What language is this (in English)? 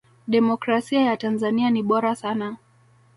Swahili